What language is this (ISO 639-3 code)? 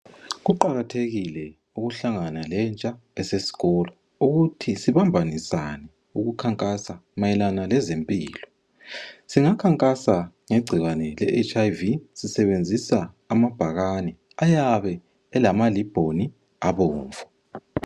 nde